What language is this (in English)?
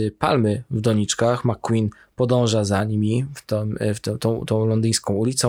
Polish